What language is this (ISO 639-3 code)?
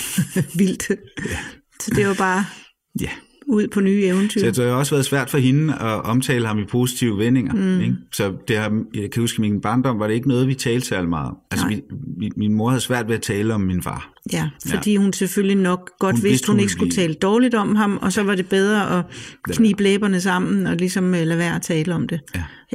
dan